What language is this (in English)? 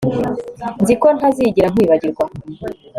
Kinyarwanda